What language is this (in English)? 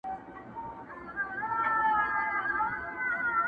Pashto